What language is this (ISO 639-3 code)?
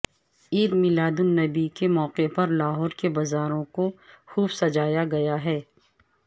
urd